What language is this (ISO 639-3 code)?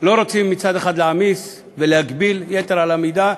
heb